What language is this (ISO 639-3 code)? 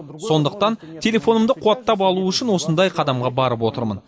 kaz